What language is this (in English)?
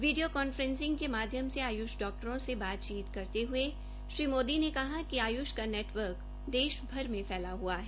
Hindi